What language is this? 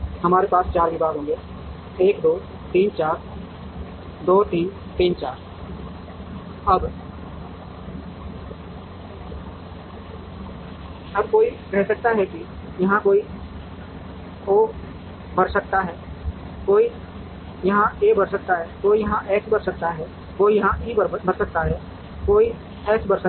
Hindi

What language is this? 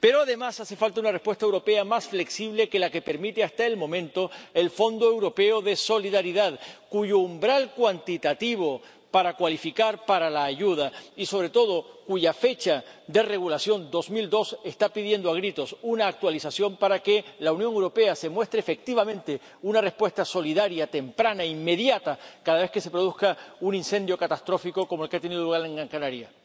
Spanish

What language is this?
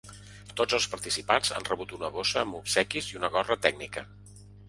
Catalan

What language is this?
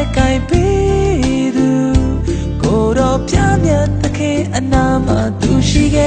Malay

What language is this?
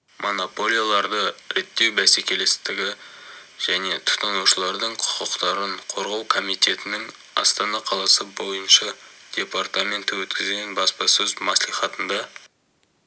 Kazakh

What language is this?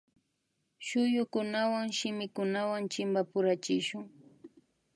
Imbabura Highland Quichua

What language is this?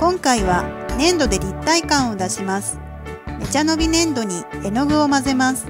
Japanese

